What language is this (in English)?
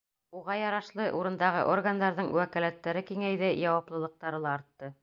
Bashkir